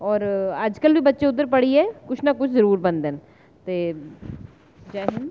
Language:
Dogri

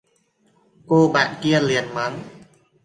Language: Vietnamese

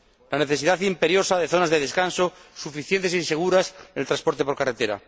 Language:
Spanish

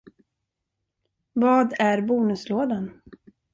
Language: Swedish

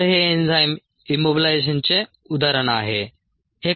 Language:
Marathi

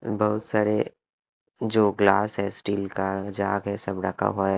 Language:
Hindi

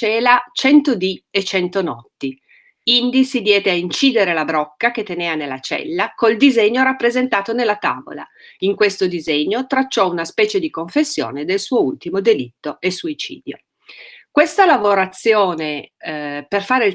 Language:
Italian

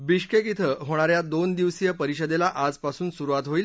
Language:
Marathi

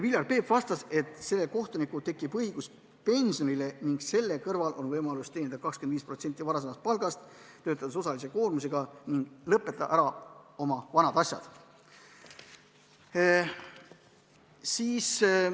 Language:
Estonian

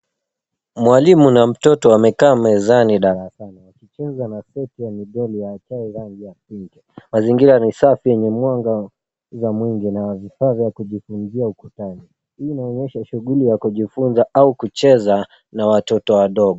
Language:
Swahili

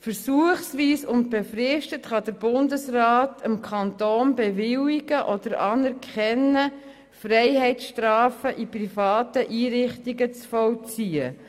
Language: Swiss German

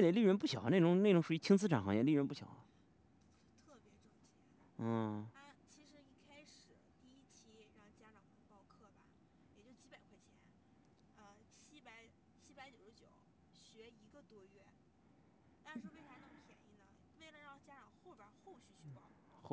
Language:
Chinese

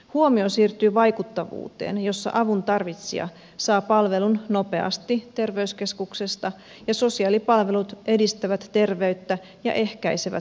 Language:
Finnish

